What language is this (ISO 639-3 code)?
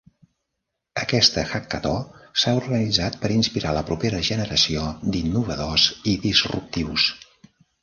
cat